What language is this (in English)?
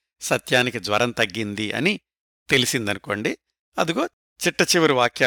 Telugu